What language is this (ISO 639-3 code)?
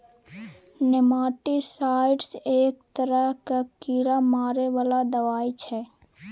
mai